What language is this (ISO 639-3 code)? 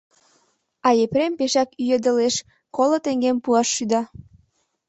chm